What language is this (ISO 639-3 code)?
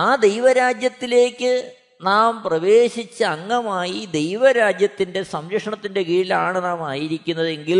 mal